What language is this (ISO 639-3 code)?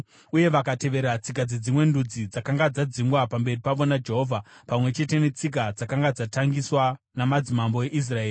sna